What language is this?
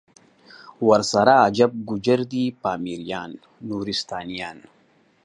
Pashto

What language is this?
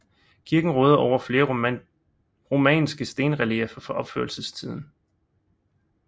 Danish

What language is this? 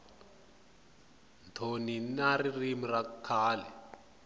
Tsonga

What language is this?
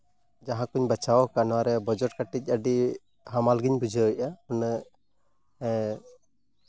Santali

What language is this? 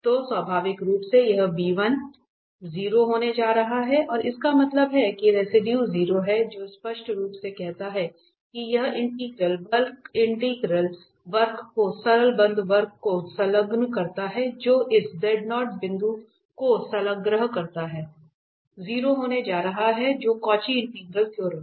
Hindi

